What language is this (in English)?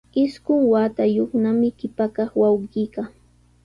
Sihuas Ancash Quechua